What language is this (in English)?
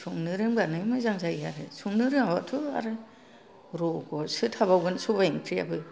Bodo